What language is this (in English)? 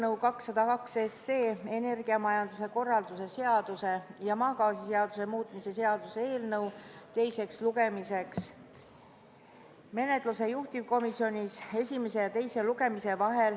Estonian